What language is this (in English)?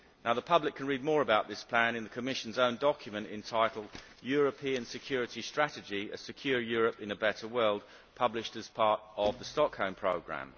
English